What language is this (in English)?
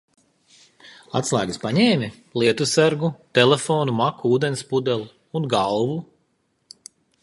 Latvian